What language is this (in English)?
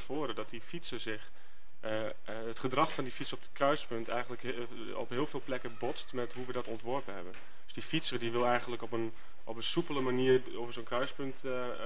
Dutch